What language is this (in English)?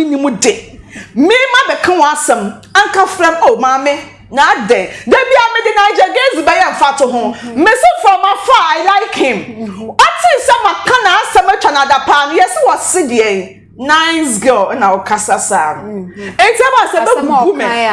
English